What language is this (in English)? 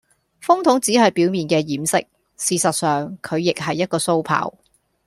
Cantonese